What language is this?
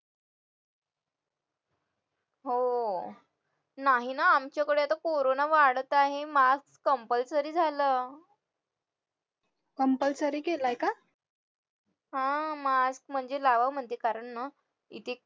Marathi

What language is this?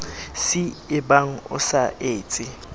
Southern Sotho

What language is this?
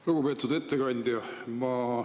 Estonian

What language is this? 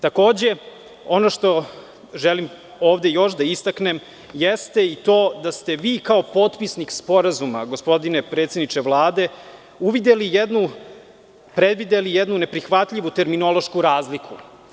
Serbian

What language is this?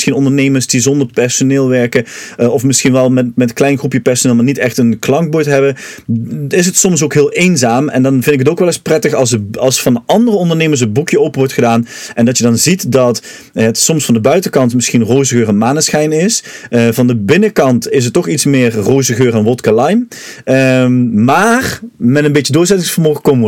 Dutch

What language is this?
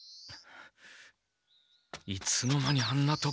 Japanese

